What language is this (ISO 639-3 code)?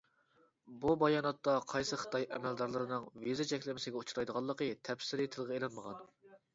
uig